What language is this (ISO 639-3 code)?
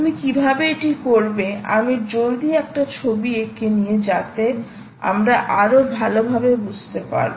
ben